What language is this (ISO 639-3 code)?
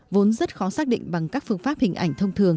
vie